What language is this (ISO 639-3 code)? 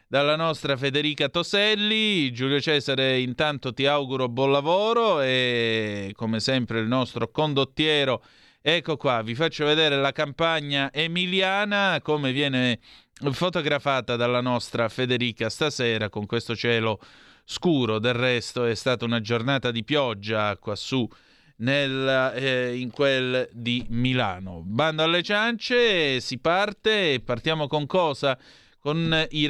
ita